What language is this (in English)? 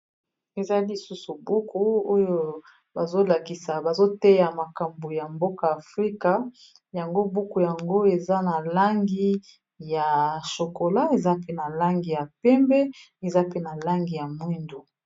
Lingala